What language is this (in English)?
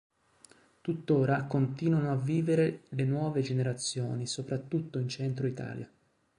Italian